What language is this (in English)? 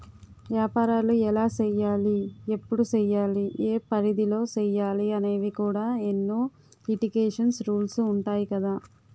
Telugu